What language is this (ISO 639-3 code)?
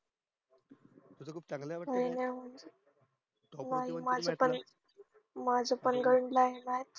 mar